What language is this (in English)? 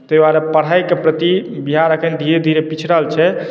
Maithili